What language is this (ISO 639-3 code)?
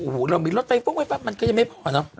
tha